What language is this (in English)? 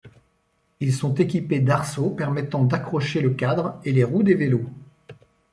French